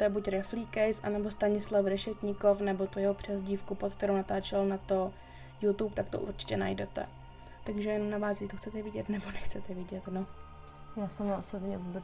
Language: Czech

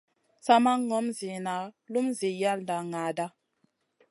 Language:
Masana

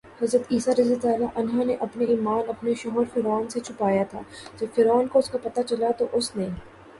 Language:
Urdu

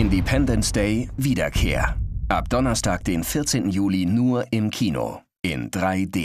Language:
German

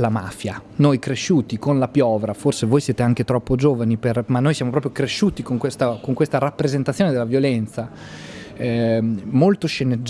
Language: Italian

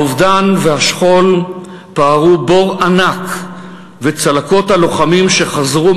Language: Hebrew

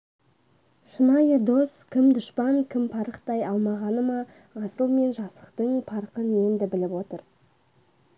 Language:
Kazakh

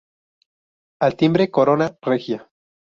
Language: Spanish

